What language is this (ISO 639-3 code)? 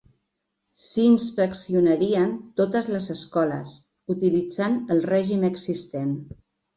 cat